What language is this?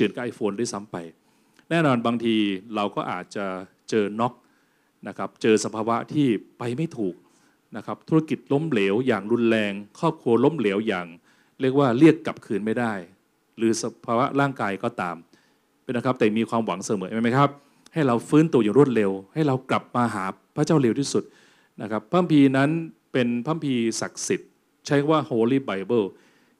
Thai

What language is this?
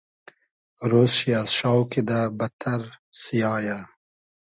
Hazaragi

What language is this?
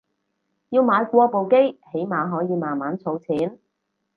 Cantonese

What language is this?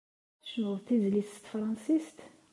Kabyle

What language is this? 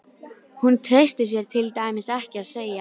Icelandic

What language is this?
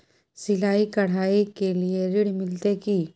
Maithili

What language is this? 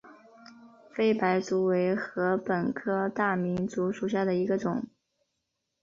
Chinese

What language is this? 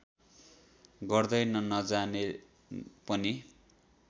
Nepali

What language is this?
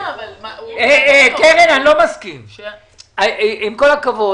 Hebrew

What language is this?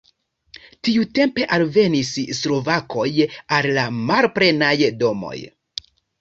Esperanto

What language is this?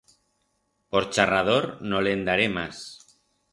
Aragonese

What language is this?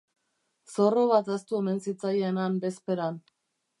Basque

